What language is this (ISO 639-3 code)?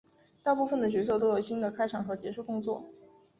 zho